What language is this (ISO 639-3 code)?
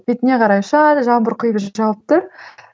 kaz